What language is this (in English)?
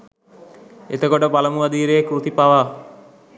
Sinhala